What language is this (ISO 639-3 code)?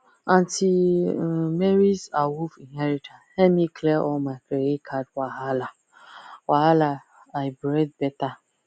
pcm